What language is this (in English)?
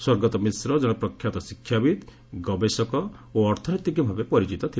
Odia